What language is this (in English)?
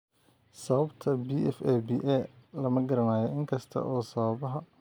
Somali